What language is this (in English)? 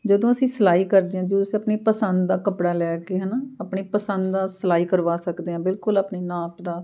Punjabi